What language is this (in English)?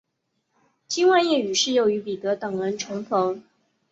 Chinese